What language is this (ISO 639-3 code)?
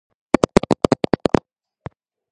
kat